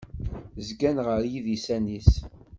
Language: Kabyle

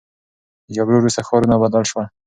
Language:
Pashto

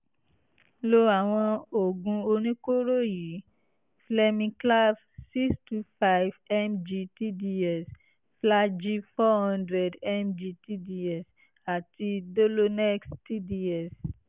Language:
Yoruba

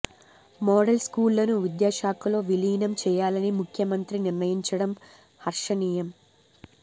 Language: Telugu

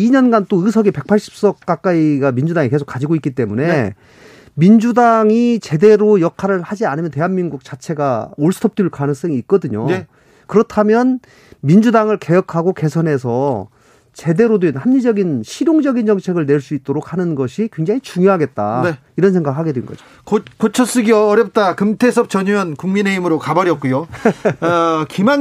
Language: Korean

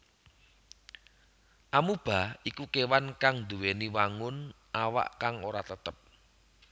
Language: Javanese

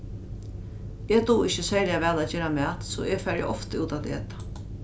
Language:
Faroese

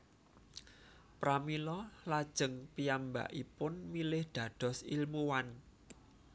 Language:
Javanese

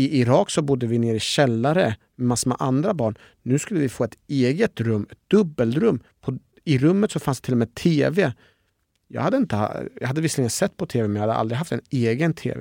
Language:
Swedish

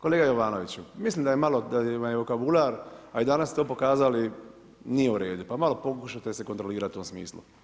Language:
Croatian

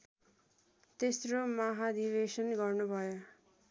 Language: Nepali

